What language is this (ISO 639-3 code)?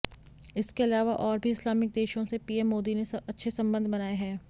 hin